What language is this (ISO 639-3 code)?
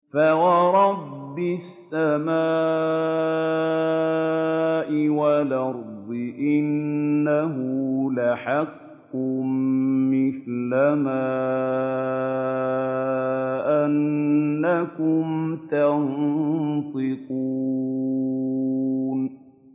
ara